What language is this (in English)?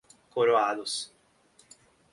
Portuguese